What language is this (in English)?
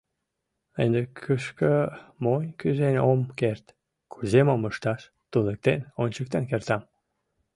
Mari